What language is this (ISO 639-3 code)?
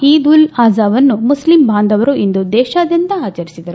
kan